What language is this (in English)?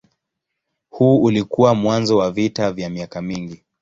Swahili